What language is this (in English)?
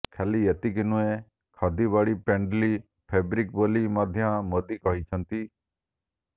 Odia